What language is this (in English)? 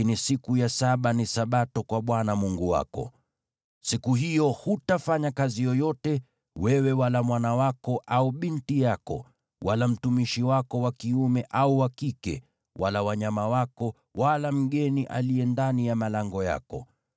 Swahili